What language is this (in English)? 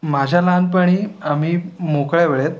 Marathi